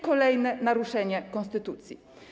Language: Polish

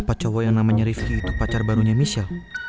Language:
Indonesian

